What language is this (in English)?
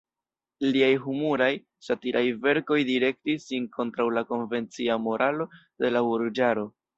Esperanto